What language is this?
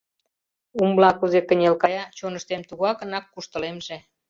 Mari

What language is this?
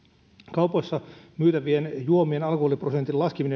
Finnish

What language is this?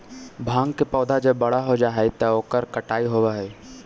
Magahi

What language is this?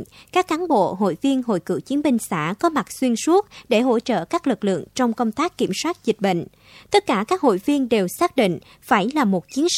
Vietnamese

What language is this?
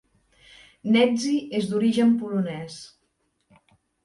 Catalan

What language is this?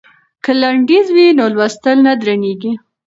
Pashto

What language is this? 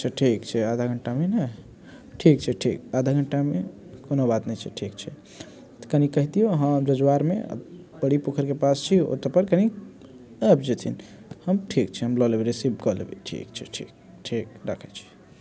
Maithili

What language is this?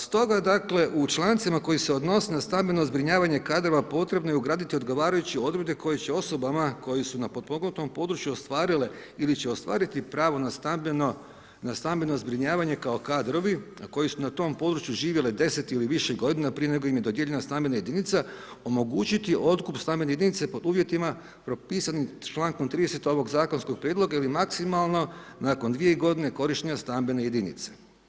Croatian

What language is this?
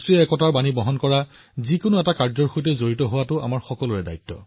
Assamese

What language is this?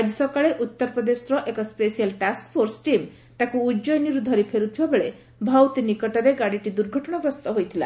Odia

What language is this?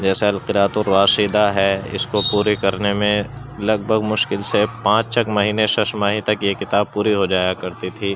Urdu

